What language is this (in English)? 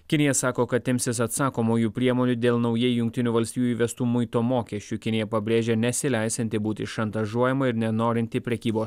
Lithuanian